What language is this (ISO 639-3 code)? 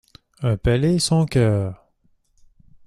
fra